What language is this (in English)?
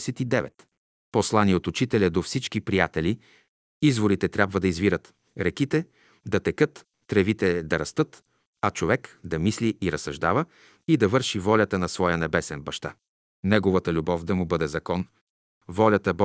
Bulgarian